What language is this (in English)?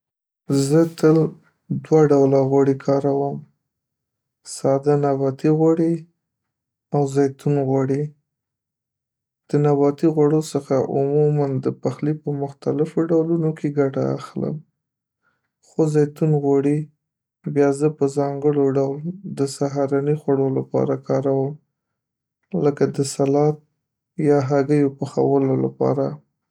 Pashto